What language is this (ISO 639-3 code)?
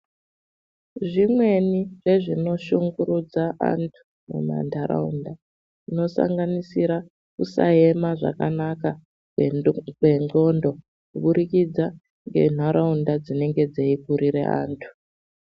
ndc